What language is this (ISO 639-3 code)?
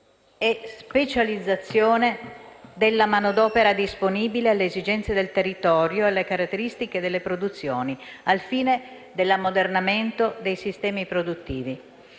ita